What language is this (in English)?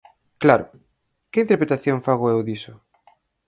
Galician